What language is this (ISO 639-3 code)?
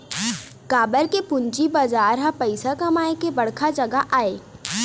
hne